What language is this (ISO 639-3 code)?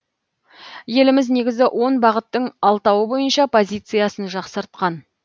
kaz